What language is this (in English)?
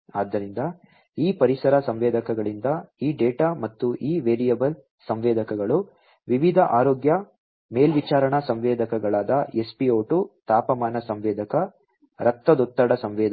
Kannada